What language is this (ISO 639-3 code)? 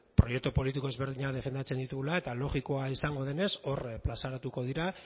eus